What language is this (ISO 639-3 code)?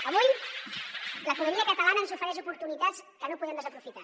cat